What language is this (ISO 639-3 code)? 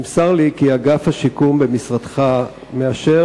heb